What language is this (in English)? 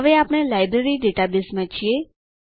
Gujarati